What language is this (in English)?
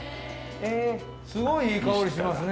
Japanese